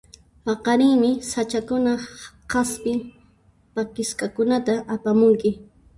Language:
Puno Quechua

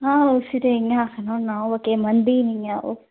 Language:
Dogri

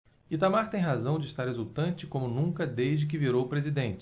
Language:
Portuguese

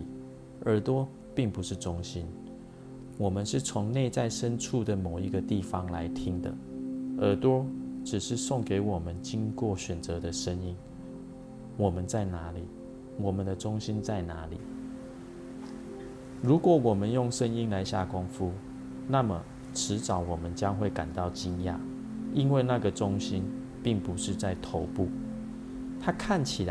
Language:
Chinese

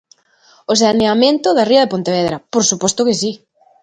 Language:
Galician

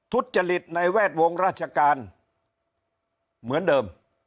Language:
Thai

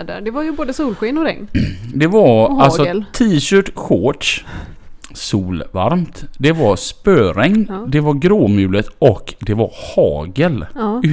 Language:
Swedish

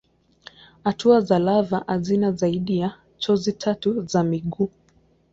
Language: Swahili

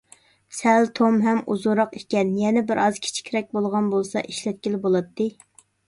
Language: Uyghur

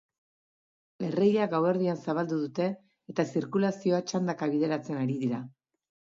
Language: Basque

